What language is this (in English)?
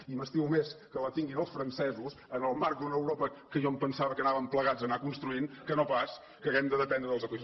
Catalan